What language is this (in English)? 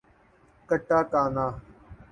Urdu